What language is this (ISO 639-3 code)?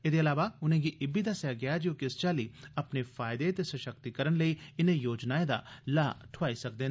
doi